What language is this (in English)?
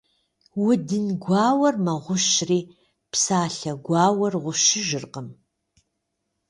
Kabardian